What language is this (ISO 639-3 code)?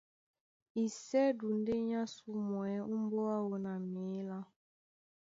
dua